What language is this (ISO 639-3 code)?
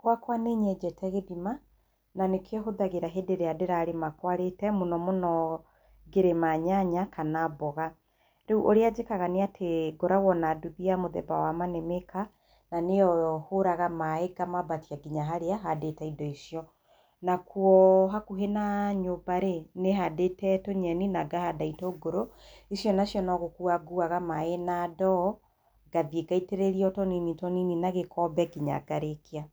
kik